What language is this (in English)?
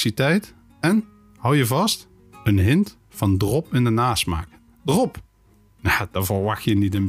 Dutch